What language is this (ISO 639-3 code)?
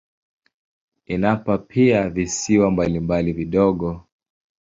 swa